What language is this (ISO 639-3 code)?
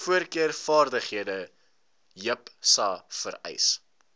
afr